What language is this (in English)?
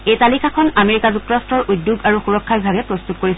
Assamese